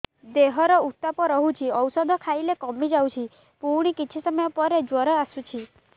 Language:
Odia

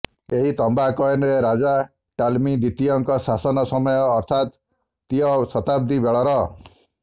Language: Odia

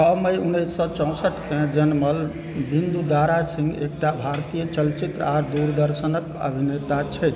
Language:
Maithili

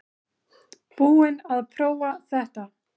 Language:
Icelandic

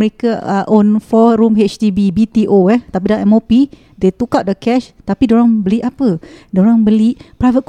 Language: Malay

